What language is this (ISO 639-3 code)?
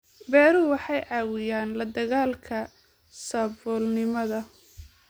som